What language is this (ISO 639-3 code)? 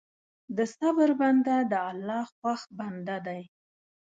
pus